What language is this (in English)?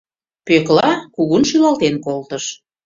Mari